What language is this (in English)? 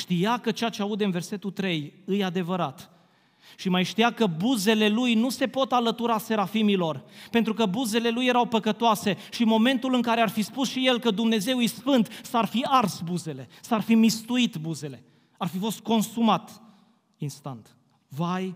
Romanian